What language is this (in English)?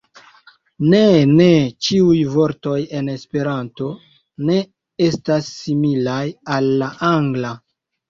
Esperanto